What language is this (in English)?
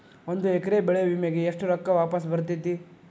Kannada